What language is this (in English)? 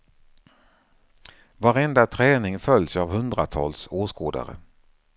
Swedish